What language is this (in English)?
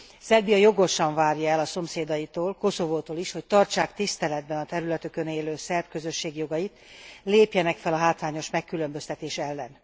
Hungarian